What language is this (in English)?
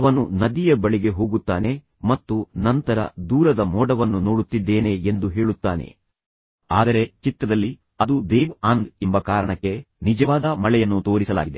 Kannada